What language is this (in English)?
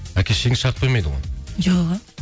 Kazakh